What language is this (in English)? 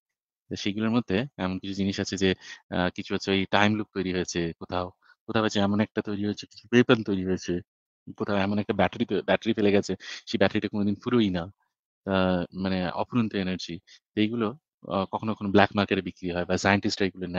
Bangla